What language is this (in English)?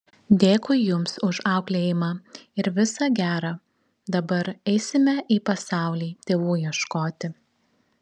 Lithuanian